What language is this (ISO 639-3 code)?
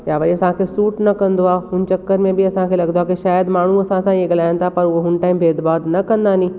snd